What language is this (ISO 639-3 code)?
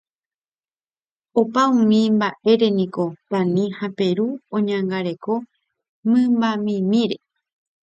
grn